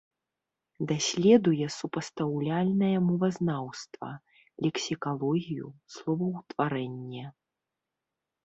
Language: Belarusian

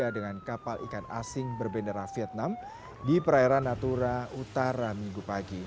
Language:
Indonesian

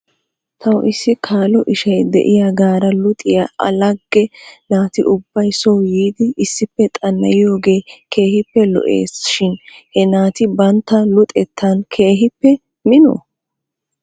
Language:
Wolaytta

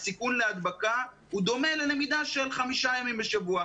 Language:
Hebrew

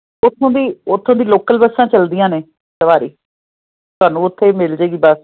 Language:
Punjabi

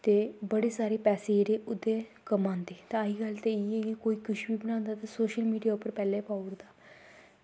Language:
Dogri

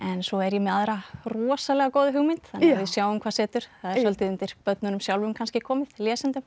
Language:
Icelandic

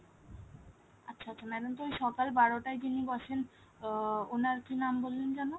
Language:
Bangla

